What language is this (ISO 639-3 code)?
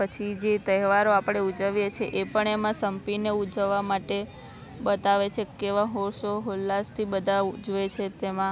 guj